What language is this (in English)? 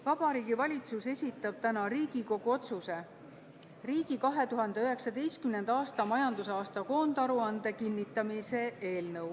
Estonian